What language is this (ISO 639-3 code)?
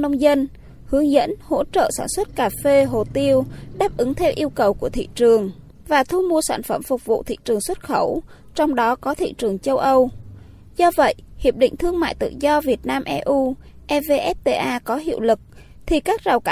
vie